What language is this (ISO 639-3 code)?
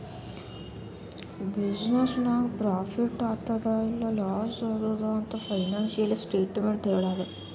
kan